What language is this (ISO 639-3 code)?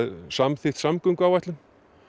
isl